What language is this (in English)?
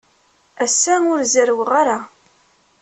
Kabyle